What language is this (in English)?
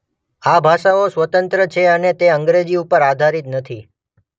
Gujarati